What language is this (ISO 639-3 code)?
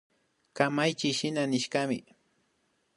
qvi